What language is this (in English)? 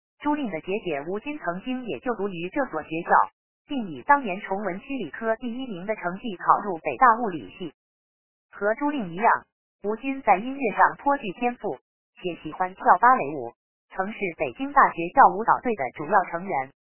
Chinese